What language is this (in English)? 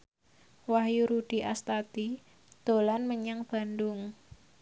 Javanese